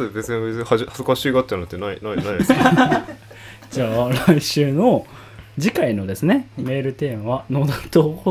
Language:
Japanese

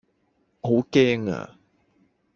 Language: Cantonese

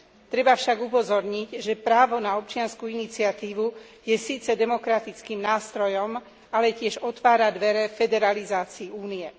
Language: Slovak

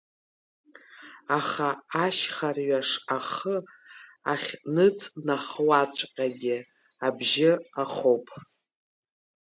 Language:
Abkhazian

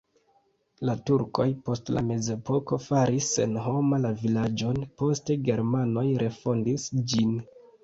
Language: Esperanto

